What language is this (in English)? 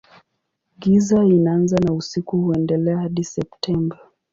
Swahili